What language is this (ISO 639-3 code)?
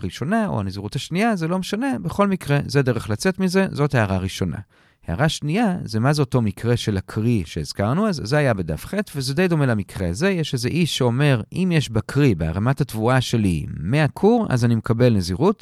heb